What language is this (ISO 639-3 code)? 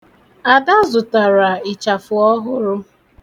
ibo